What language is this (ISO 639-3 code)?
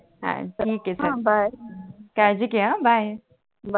mar